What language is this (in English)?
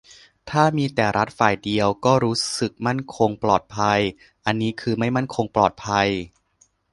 Thai